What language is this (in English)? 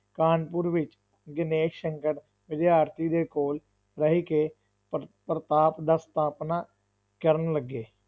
Punjabi